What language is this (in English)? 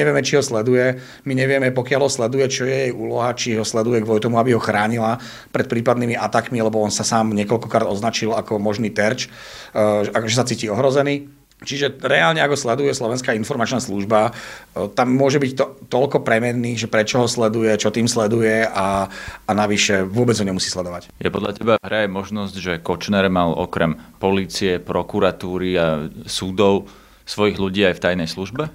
Slovak